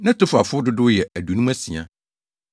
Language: Akan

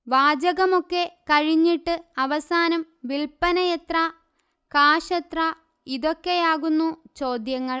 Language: Malayalam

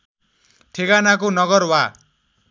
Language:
Nepali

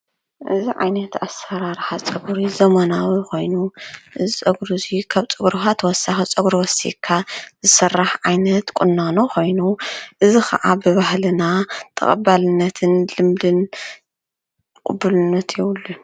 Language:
Tigrinya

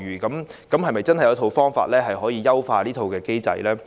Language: Cantonese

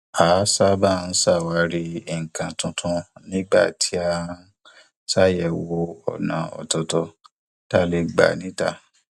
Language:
Yoruba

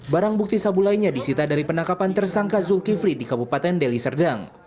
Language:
Indonesian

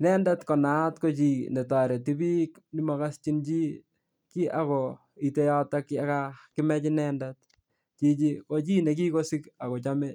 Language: Kalenjin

